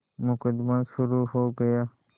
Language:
Hindi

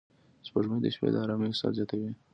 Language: Pashto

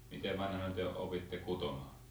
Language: Finnish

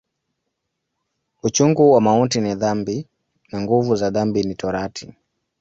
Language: Swahili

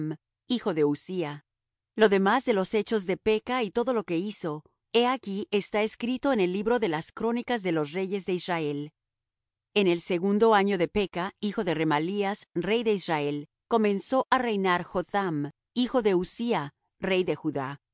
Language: Spanish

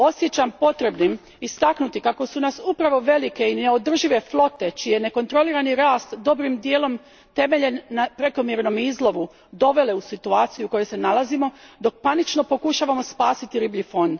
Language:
Croatian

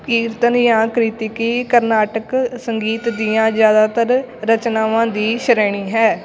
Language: Punjabi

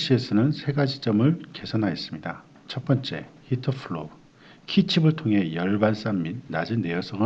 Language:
Korean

